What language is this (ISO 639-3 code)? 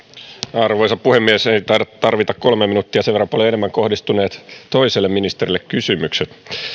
fin